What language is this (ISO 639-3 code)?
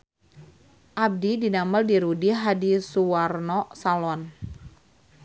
sun